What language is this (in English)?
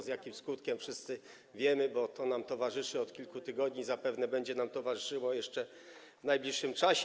Polish